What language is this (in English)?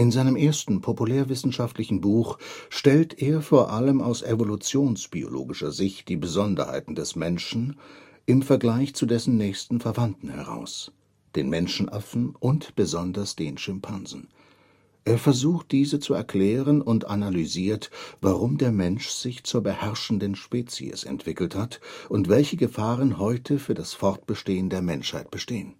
German